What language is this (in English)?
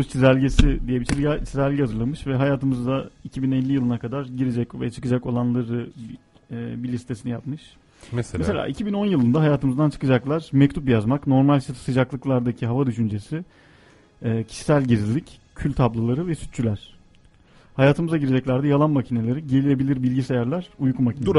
Turkish